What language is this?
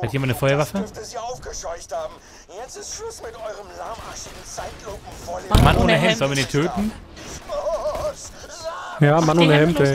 German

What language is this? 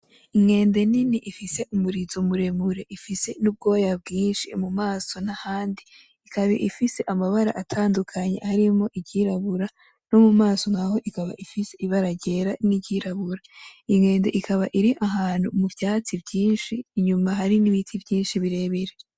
Rundi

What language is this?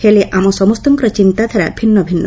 Odia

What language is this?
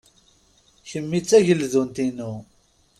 Kabyle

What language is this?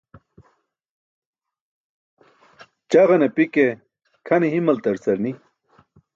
Burushaski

